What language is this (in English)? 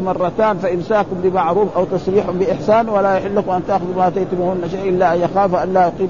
Arabic